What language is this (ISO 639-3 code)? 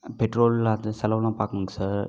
tam